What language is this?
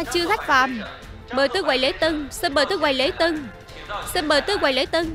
Vietnamese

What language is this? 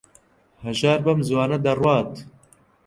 Central Kurdish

